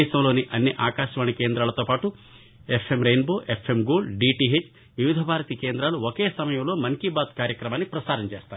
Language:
Telugu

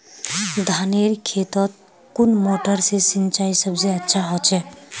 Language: Magahi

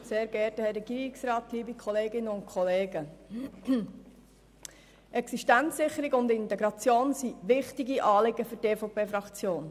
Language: Swiss German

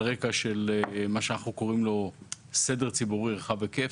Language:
Hebrew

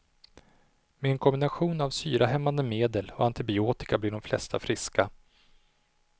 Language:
Swedish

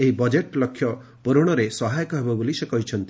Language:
Odia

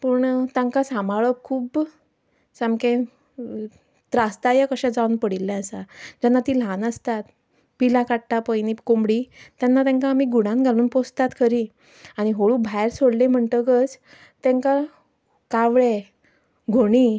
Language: Konkani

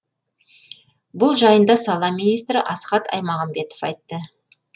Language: Kazakh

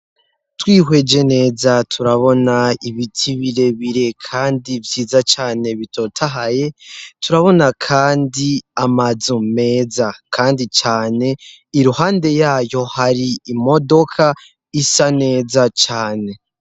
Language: Rundi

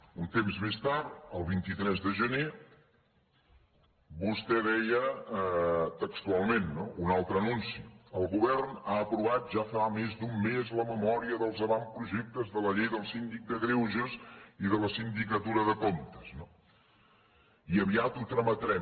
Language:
Catalan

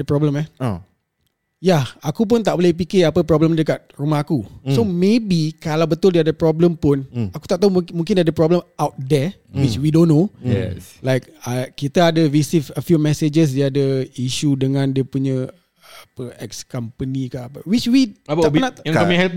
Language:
Malay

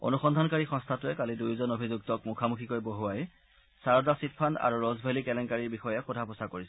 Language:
Assamese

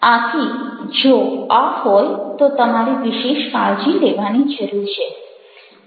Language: Gujarati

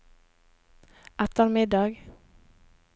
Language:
Norwegian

